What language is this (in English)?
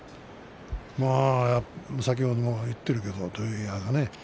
Japanese